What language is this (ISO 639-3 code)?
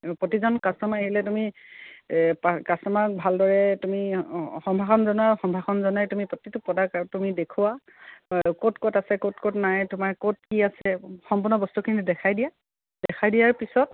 asm